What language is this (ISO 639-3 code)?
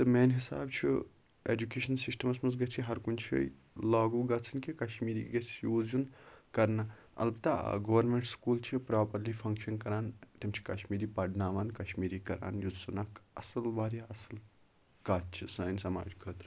kas